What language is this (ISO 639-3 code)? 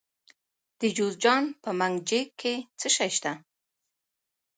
pus